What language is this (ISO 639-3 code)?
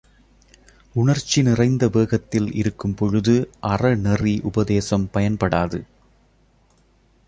tam